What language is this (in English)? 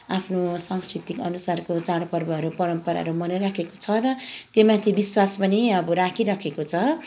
Nepali